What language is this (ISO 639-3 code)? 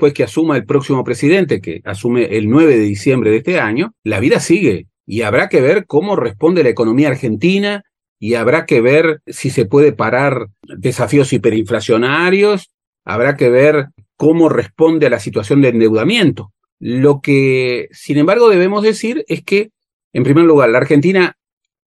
spa